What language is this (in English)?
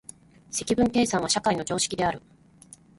Japanese